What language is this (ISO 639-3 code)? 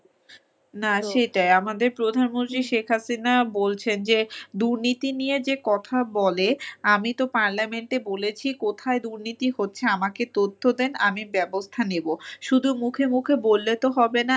ben